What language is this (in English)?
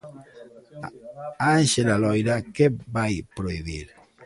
Galician